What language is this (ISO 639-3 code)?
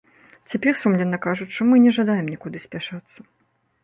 bel